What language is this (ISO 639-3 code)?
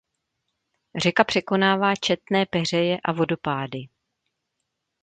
ces